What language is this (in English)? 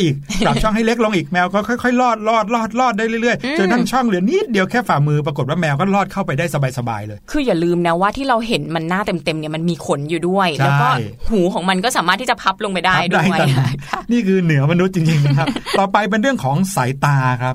Thai